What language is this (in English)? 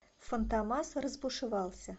Russian